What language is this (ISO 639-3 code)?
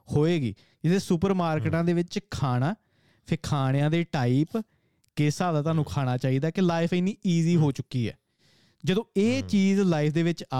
pan